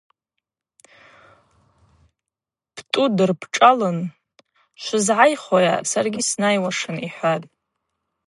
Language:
Abaza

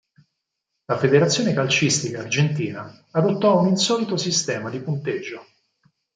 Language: Italian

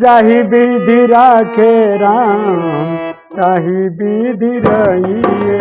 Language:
Hindi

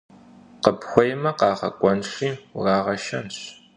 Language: Kabardian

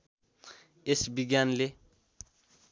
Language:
Nepali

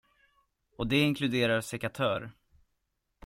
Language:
Swedish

